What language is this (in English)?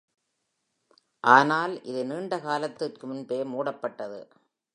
Tamil